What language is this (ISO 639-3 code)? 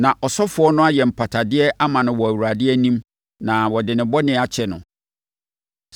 aka